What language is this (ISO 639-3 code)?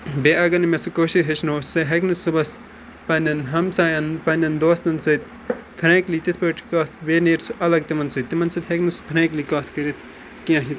kas